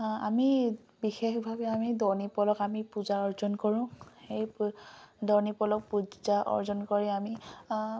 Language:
Assamese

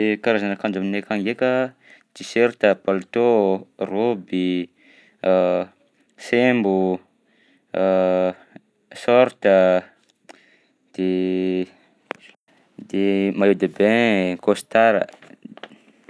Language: Southern Betsimisaraka Malagasy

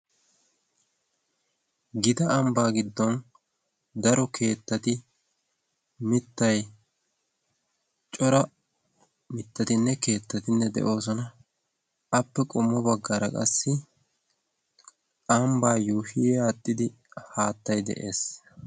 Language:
Wolaytta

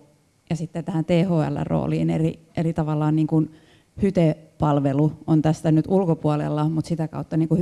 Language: Finnish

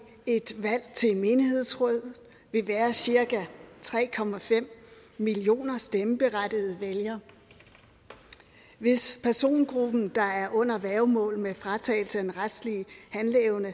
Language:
Danish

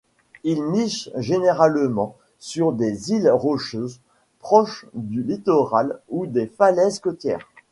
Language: French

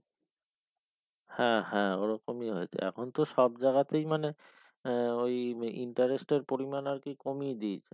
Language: Bangla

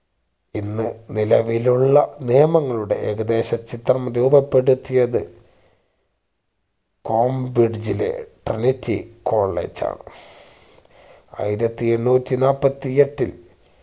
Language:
Malayalam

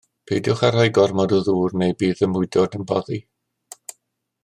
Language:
Welsh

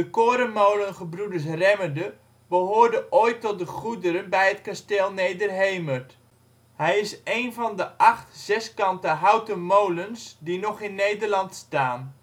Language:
Dutch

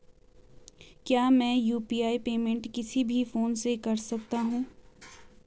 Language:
Hindi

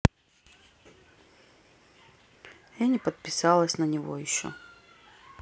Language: Russian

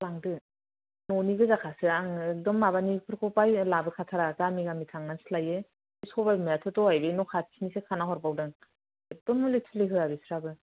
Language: Bodo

